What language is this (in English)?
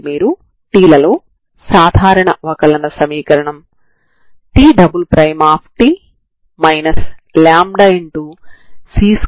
Telugu